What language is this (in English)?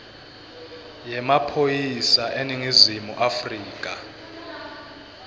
Swati